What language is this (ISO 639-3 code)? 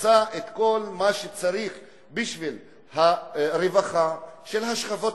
heb